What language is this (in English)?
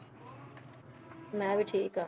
Punjabi